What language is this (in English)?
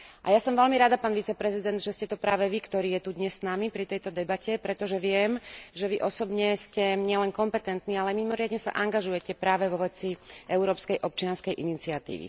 Slovak